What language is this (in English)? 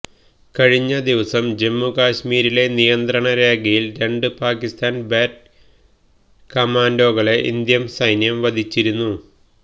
Malayalam